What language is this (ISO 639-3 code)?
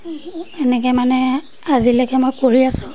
asm